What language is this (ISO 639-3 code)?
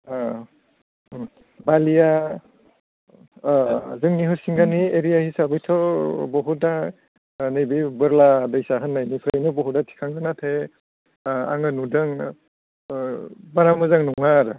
brx